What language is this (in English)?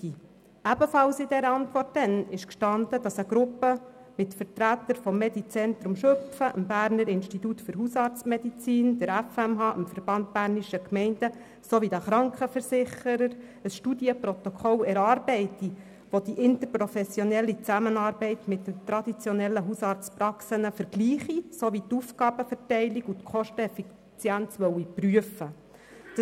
Swiss German